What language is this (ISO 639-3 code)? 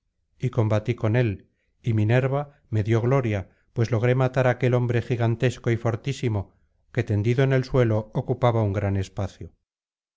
spa